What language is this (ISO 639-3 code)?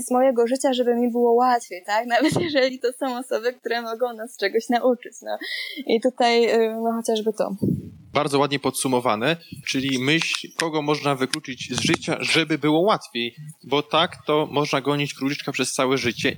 pol